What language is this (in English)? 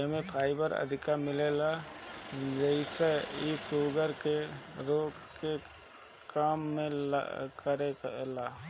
Bhojpuri